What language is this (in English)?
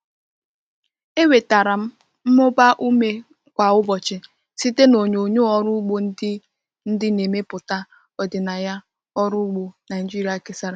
Igbo